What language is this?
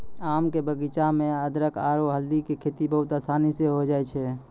Maithili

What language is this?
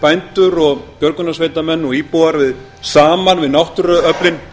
Icelandic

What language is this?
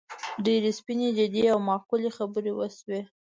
Pashto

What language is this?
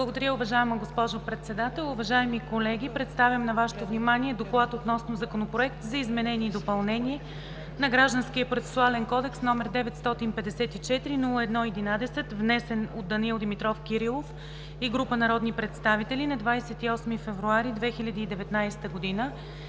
Bulgarian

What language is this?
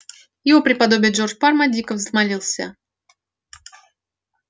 Russian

